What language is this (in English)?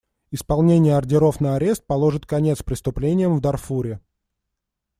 Russian